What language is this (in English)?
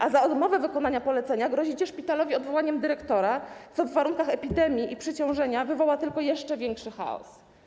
Polish